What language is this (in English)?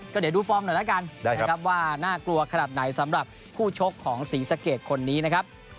Thai